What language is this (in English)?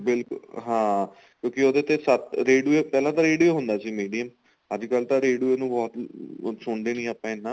Punjabi